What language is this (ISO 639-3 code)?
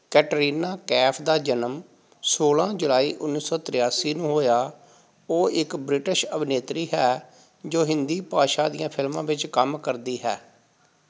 pan